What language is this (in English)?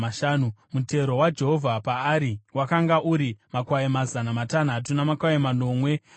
Shona